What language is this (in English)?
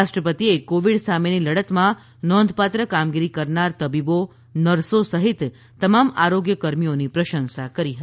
Gujarati